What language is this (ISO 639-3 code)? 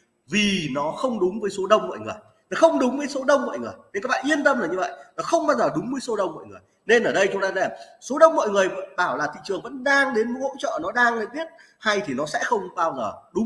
vie